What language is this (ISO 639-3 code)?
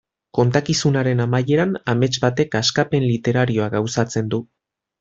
eus